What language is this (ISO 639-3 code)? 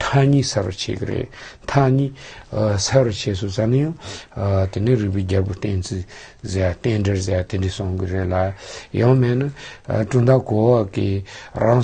tur